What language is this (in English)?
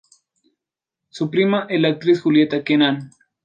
Spanish